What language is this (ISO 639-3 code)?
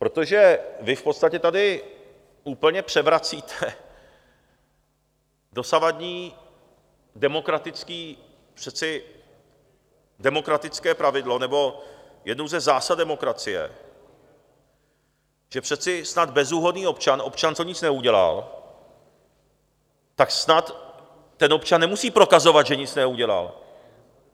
ces